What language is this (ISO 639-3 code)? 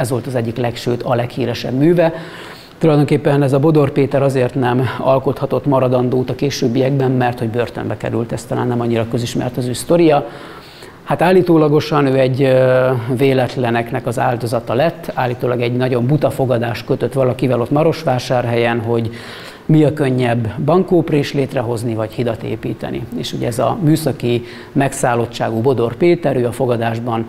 hun